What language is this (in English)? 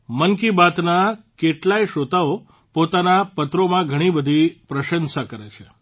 Gujarati